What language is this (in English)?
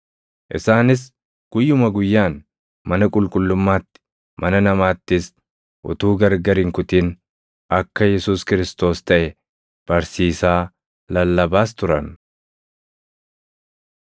Oromo